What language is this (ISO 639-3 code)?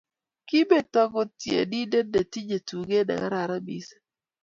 kln